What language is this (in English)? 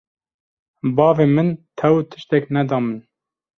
Kurdish